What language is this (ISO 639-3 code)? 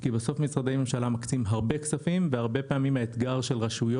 heb